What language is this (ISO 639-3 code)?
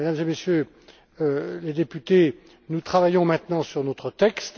fra